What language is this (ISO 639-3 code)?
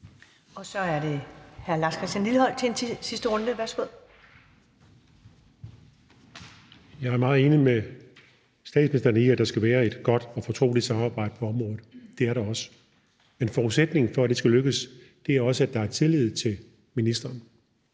dan